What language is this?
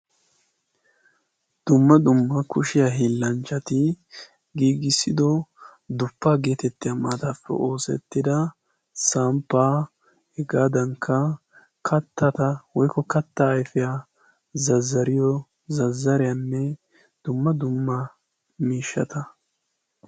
Wolaytta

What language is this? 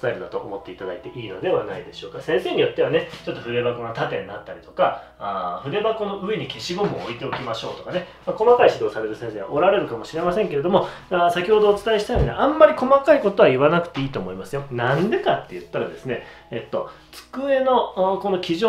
Japanese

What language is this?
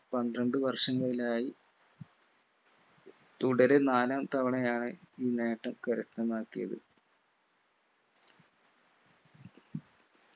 Malayalam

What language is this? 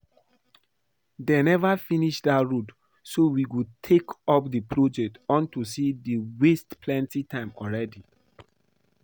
Nigerian Pidgin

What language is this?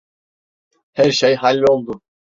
Turkish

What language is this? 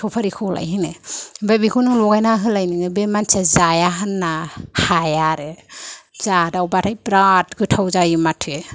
Bodo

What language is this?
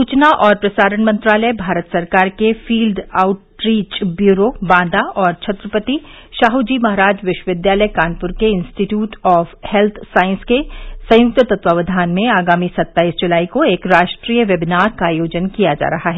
Hindi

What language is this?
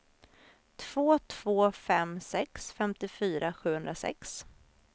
Swedish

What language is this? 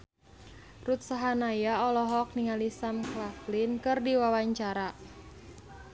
Sundanese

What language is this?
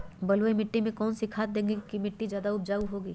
Magahi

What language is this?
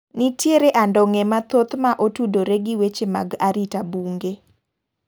Luo (Kenya and Tanzania)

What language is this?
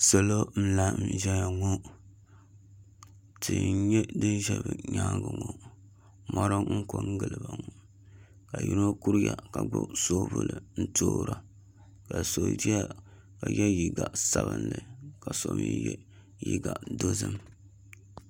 Dagbani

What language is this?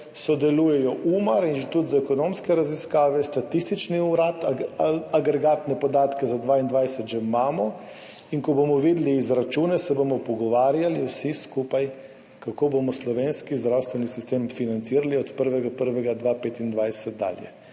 Slovenian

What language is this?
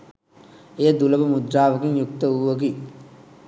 Sinhala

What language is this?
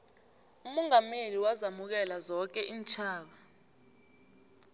South Ndebele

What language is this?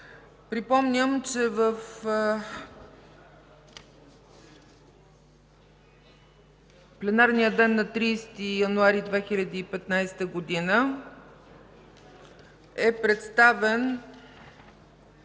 Bulgarian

